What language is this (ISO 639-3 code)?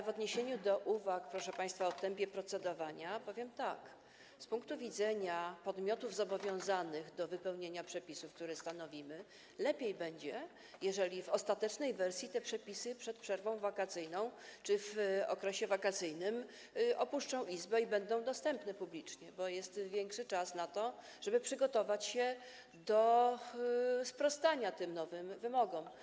pol